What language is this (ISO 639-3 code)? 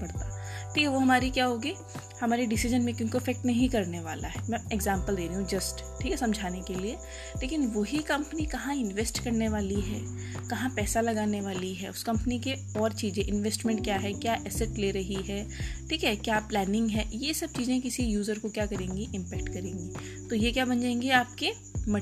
hin